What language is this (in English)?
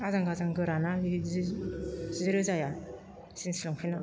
Bodo